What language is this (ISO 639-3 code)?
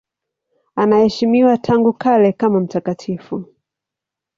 swa